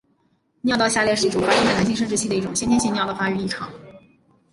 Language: Chinese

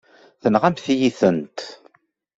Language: Kabyle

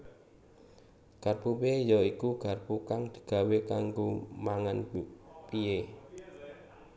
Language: Javanese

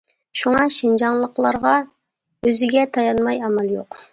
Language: Uyghur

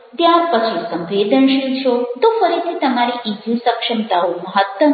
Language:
Gujarati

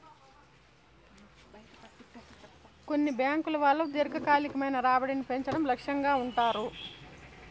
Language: Telugu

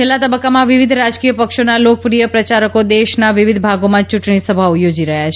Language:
Gujarati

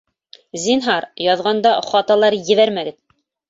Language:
Bashkir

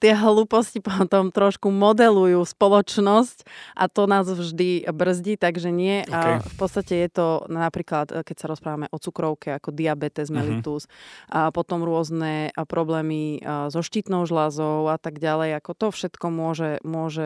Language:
Slovak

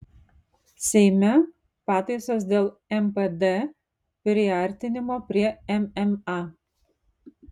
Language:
Lithuanian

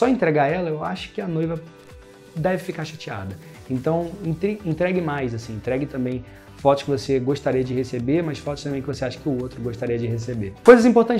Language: Portuguese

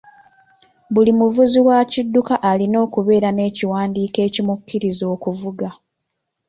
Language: Ganda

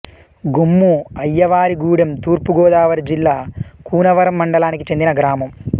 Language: Telugu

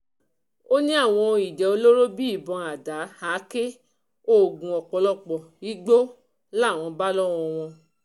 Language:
Yoruba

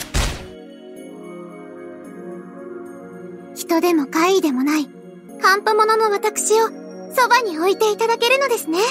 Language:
Japanese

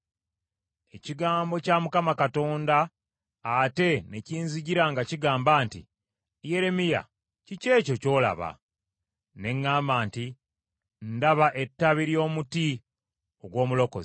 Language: Ganda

